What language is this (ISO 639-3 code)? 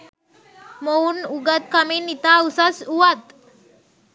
sin